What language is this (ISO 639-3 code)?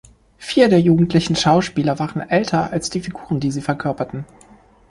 deu